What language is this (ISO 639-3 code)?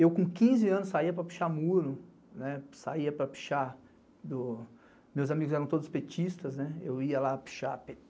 por